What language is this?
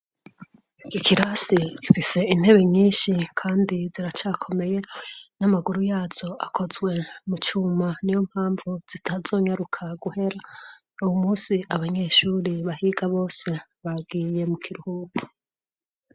Rundi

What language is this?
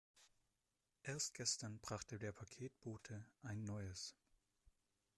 German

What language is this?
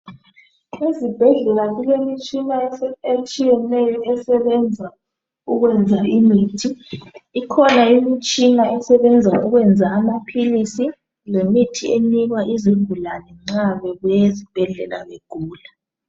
North Ndebele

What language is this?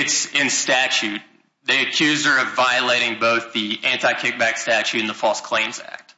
English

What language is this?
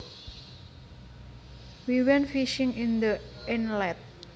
Javanese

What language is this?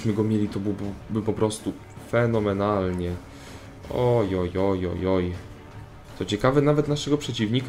Polish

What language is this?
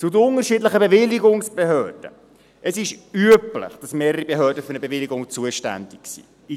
Swiss German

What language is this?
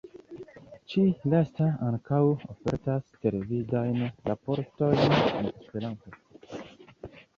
Esperanto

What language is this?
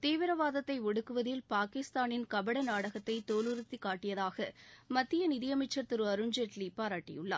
Tamil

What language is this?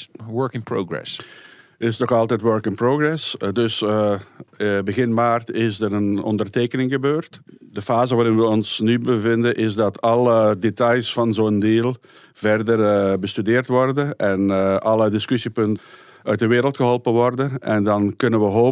Dutch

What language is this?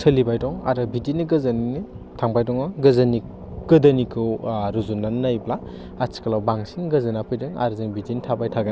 Bodo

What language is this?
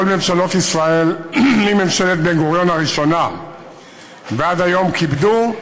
Hebrew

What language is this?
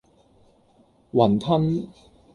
Cantonese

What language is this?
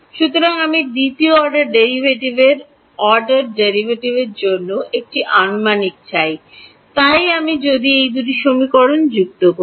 Bangla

